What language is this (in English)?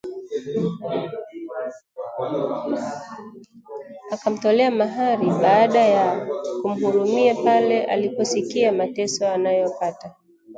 Swahili